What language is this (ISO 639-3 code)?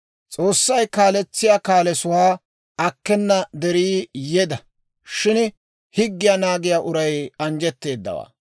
dwr